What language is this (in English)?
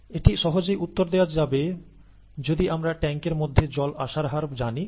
Bangla